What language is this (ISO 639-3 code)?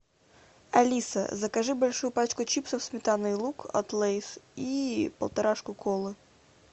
rus